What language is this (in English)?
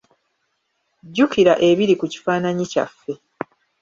Ganda